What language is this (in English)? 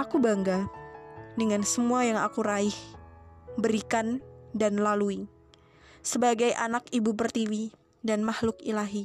Indonesian